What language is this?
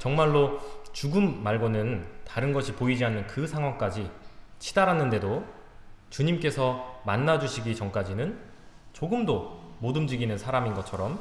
Korean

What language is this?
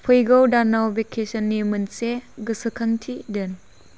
Bodo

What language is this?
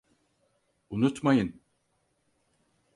Turkish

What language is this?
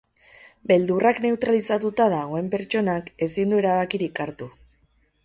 Basque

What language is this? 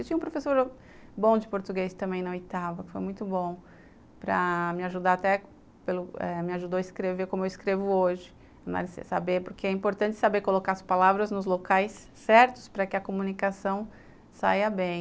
Portuguese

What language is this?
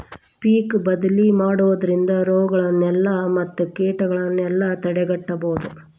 Kannada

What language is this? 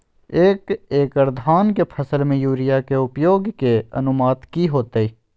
Magahi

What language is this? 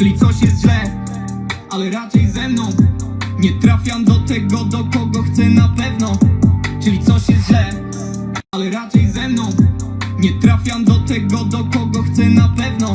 Spanish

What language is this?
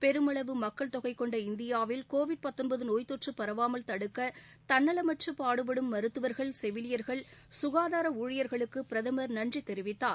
Tamil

